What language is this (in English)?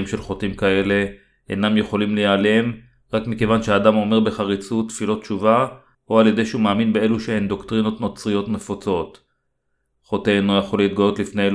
Hebrew